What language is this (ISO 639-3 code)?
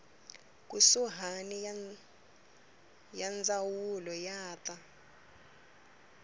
tso